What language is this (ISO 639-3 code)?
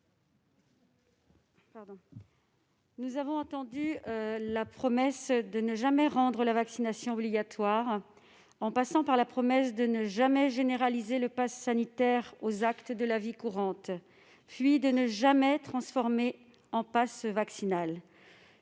fra